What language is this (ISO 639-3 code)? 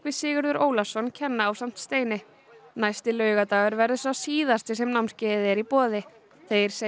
isl